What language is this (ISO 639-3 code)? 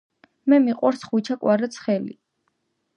kat